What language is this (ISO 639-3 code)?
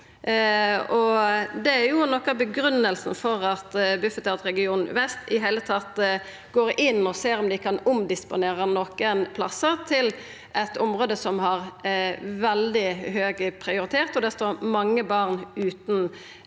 nor